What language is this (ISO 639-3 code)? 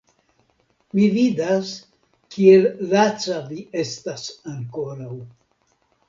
epo